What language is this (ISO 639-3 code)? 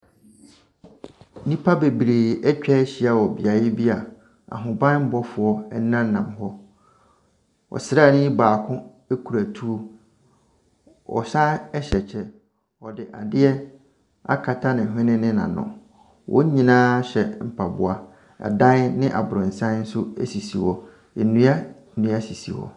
aka